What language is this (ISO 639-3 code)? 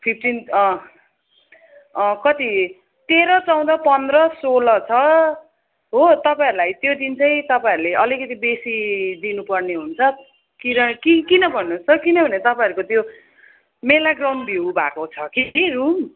nep